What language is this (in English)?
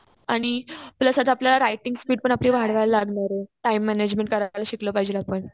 Marathi